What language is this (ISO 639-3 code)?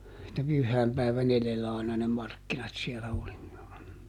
fin